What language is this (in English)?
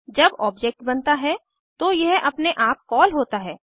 Hindi